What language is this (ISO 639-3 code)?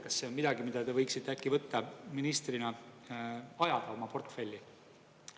est